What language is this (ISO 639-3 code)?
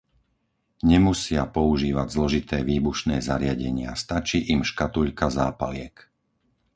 slk